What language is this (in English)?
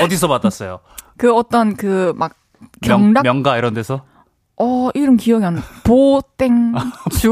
Korean